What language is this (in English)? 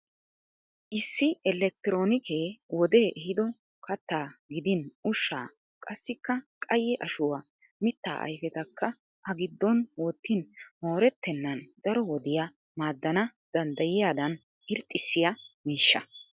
Wolaytta